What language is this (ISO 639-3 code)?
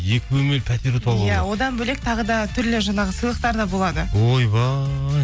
kaz